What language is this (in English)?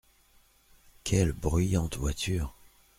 French